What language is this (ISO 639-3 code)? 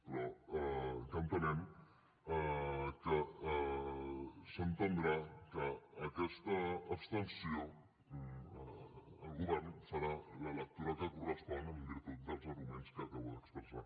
cat